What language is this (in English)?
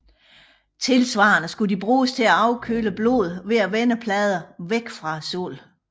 Danish